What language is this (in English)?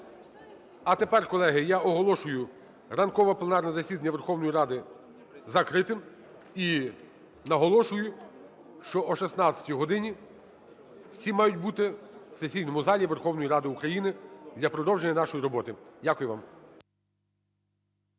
Ukrainian